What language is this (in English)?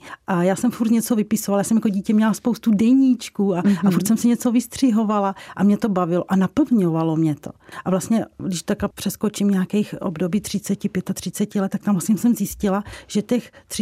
Czech